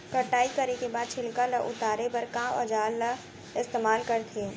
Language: Chhattisgarhi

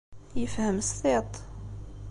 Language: Kabyle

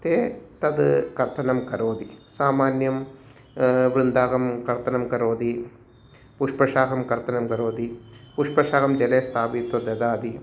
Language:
Sanskrit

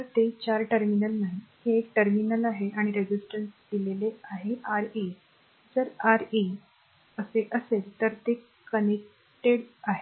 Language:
Marathi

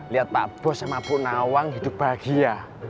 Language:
Indonesian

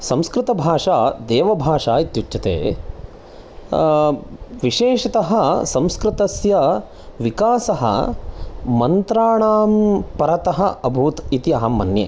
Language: Sanskrit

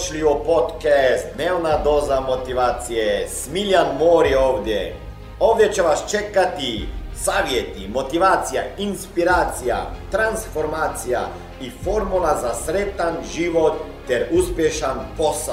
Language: Croatian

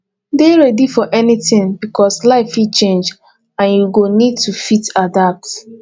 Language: Nigerian Pidgin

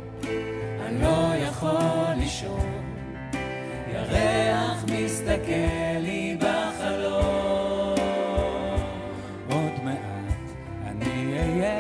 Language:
Hebrew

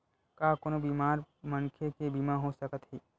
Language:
Chhattisgarhi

